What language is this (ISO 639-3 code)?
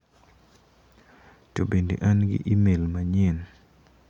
luo